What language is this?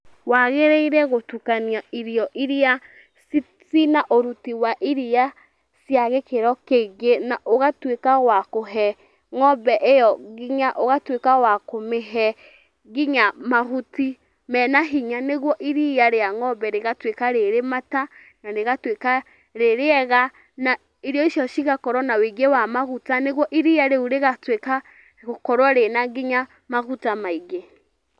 Kikuyu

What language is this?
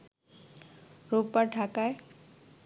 Bangla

